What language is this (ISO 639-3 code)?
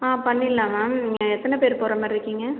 tam